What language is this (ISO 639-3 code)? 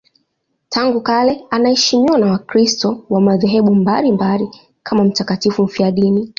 swa